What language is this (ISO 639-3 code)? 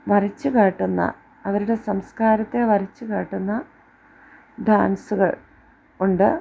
mal